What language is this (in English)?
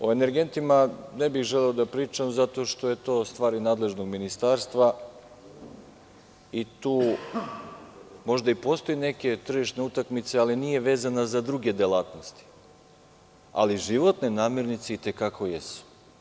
Serbian